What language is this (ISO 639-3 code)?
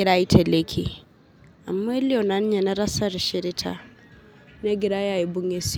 mas